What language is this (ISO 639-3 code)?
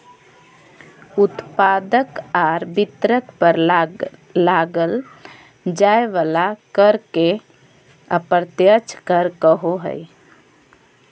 mag